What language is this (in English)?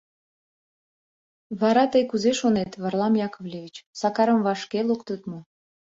Mari